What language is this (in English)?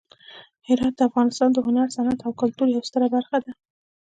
Pashto